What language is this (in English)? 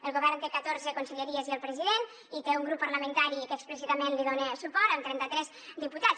Catalan